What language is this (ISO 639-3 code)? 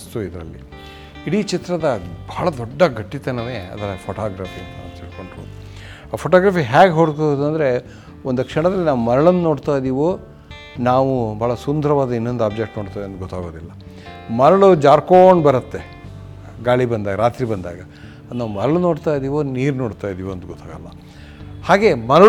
kan